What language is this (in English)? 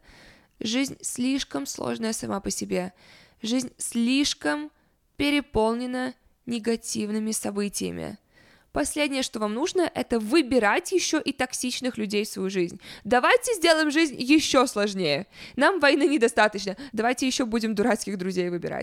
Russian